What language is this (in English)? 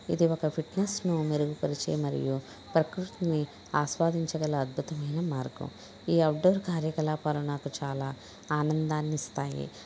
Telugu